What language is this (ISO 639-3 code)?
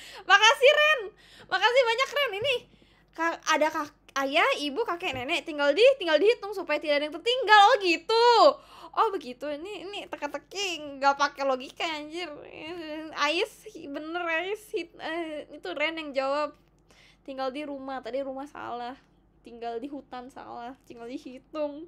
ind